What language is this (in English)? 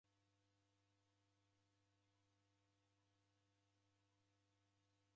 Taita